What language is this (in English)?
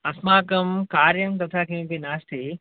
Sanskrit